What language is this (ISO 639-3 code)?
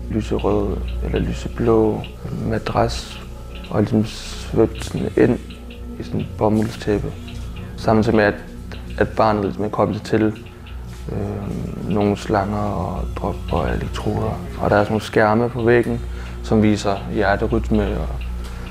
dan